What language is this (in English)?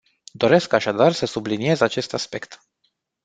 Romanian